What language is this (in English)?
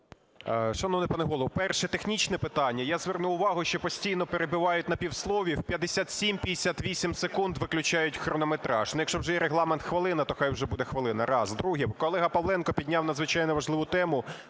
Ukrainian